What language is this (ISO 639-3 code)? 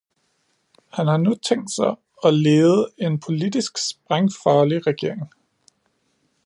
dan